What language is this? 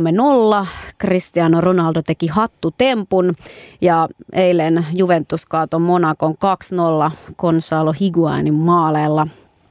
Finnish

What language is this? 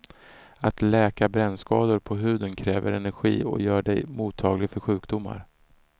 Swedish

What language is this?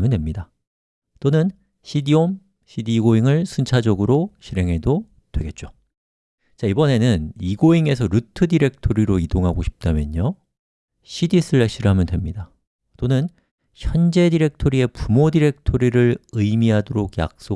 Korean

